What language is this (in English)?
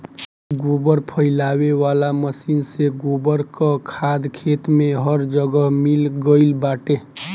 Bhojpuri